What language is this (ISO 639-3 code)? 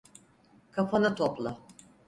tur